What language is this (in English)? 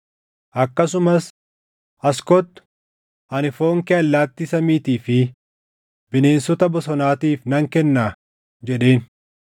Oromo